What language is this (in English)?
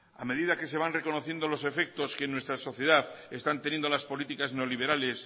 Spanish